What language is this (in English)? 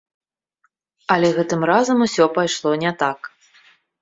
Belarusian